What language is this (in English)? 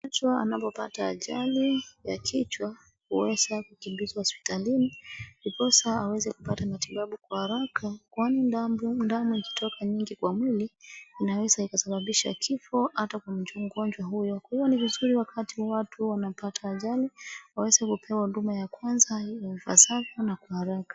Swahili